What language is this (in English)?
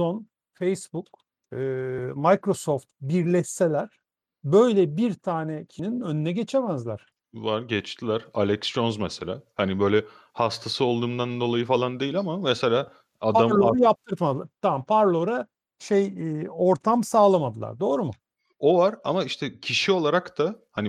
Turkish